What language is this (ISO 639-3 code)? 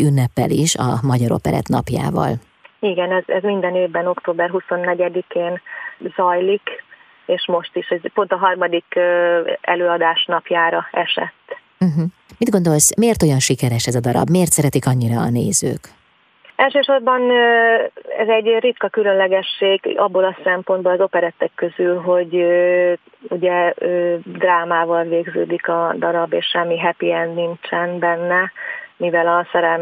hun